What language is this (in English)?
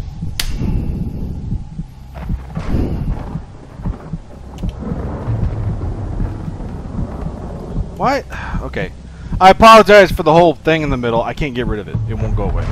English